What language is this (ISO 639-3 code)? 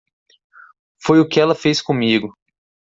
por